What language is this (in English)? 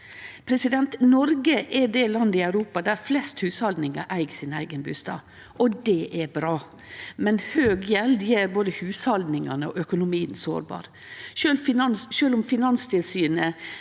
Norwegian